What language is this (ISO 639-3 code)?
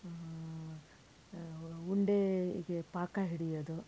kan